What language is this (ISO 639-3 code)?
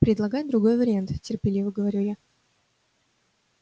rus